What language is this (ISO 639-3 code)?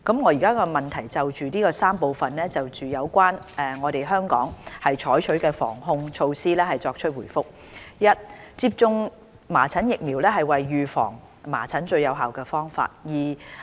yue